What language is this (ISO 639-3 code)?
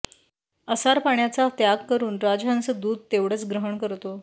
mar